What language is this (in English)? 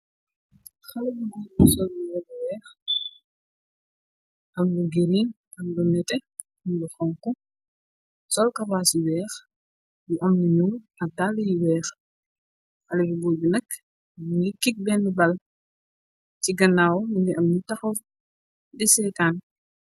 Wolof